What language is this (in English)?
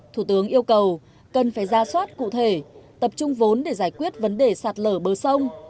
Vietnamese